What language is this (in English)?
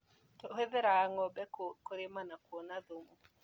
Kikuyu